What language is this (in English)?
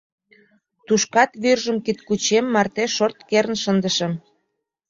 Mari